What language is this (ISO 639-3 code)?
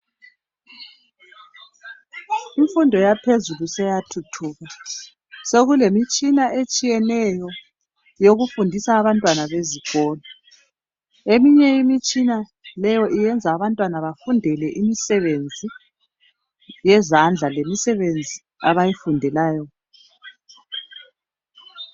nde